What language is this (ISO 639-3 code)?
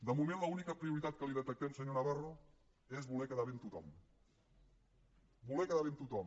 cat